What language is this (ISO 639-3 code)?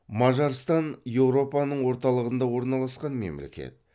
kaz